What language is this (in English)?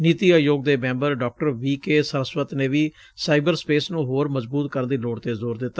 Punjabi